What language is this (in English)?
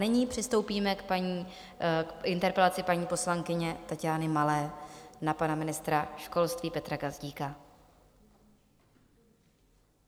Czech